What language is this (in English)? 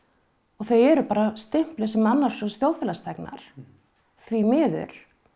Icelandic